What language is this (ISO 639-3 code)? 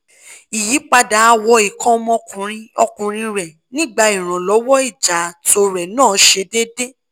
yor